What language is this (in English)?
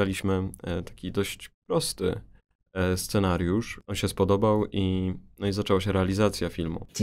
Polish